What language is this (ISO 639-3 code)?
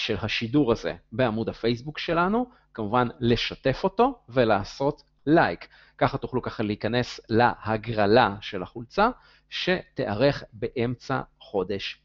heb